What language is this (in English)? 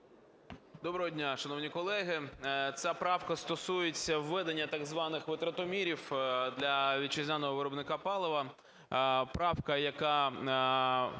Ukrainian